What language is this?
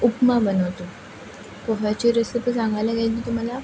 Marathi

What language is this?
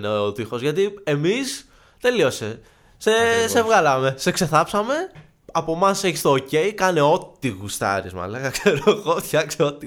Greek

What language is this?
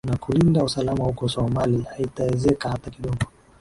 Swahili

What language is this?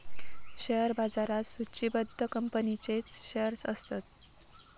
Marathi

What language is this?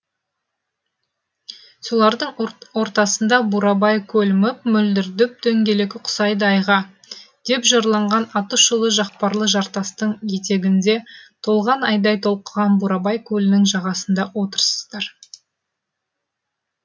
Kazakh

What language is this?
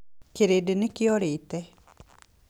Kikuyu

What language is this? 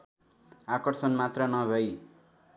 Nepali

